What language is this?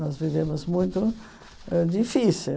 Portuguese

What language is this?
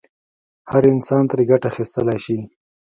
Pashto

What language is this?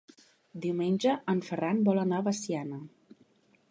Catalan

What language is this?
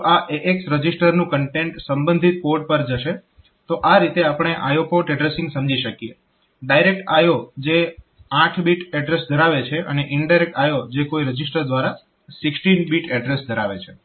Gujarati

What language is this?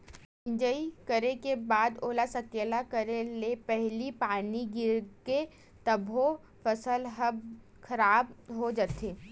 Chhattisgarhi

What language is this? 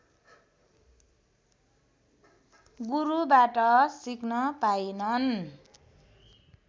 Nepali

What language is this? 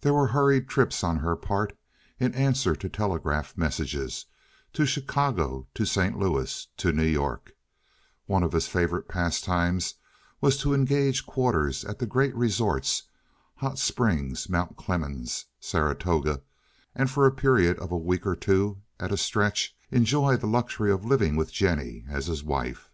English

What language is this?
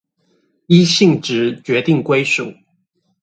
Chinese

